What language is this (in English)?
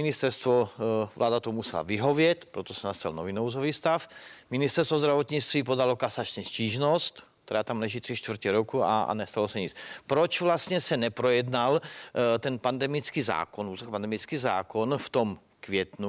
Czech